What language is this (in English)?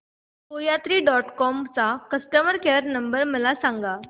Marathi